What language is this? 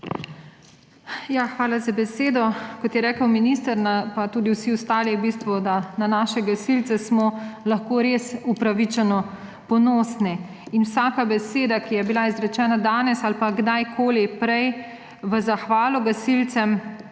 Slovenian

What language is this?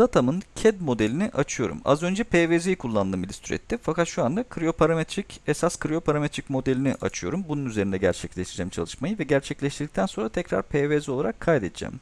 Turkish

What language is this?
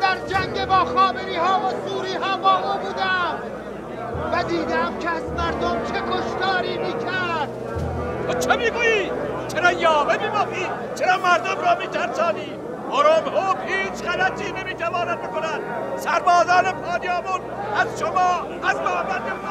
Persian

